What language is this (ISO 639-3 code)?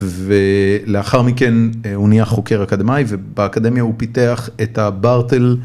heb